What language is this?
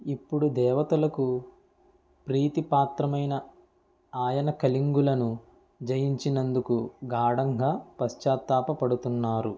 Telugu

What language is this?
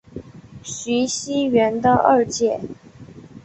Chinese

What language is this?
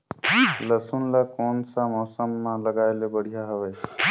Chhattisgarhi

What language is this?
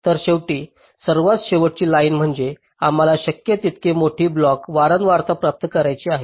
Marathi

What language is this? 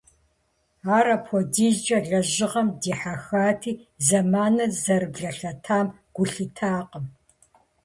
Kabardian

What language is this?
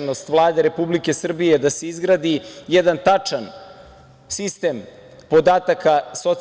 Serbian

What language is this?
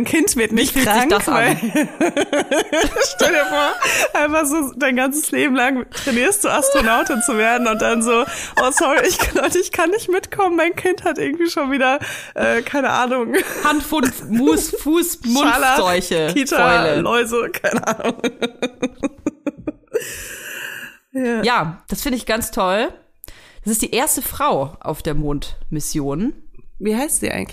German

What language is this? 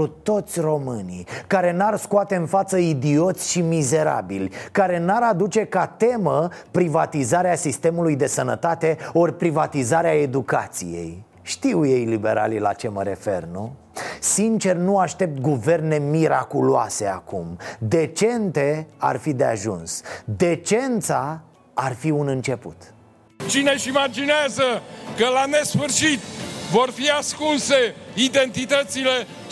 Romanian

